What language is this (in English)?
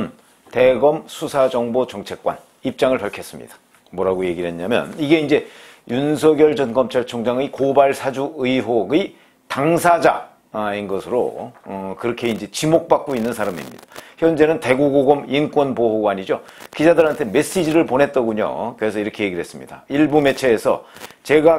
Korean